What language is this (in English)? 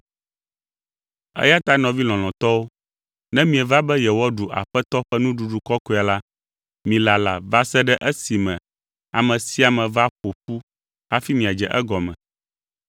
Ewe